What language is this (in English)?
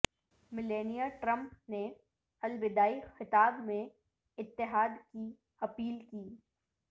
Urdu